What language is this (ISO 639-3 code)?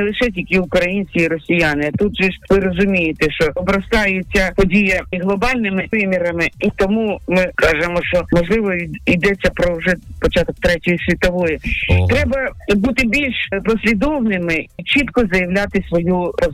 ukr